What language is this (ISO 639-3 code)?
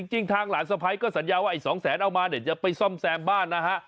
tha